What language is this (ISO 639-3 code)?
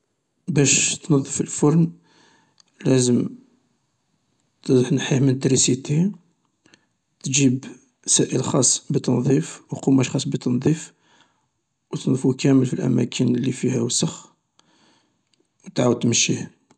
arq